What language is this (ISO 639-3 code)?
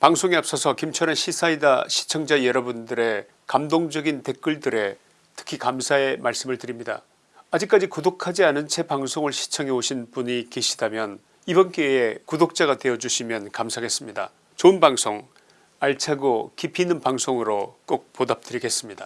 kor